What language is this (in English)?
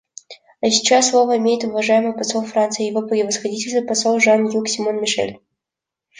Russian